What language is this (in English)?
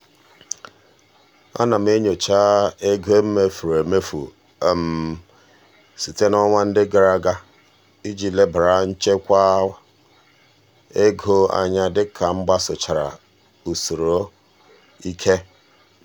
Igbo